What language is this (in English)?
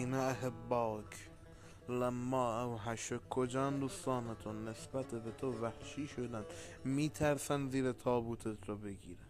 Persian